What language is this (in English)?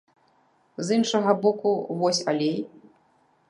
Belarusian